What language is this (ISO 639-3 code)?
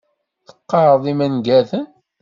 kab